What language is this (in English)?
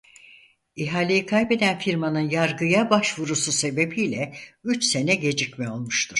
Turkish